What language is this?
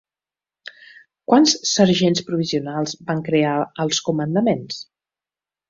Catalan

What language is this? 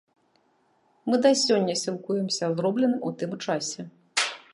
Belarusian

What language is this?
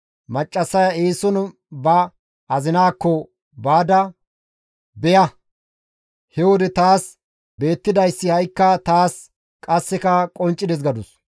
Gamo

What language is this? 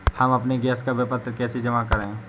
Hindi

